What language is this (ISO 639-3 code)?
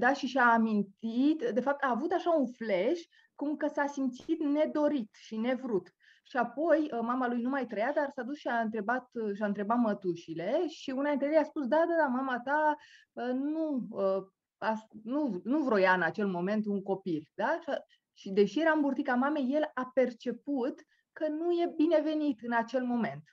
ron